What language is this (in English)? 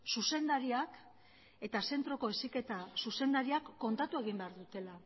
Basque